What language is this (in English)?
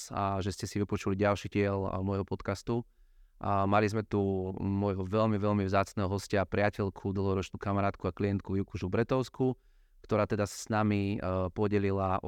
Slovak